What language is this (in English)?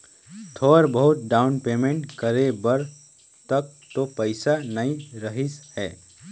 Chhattisgarhi